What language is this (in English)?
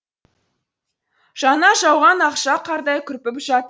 Kazakh